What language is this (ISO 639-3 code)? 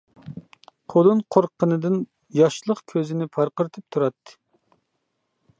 uig